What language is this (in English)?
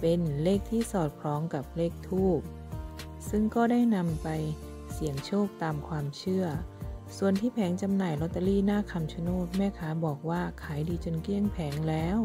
Thai